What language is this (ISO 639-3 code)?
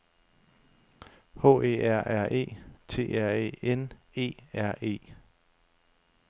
dan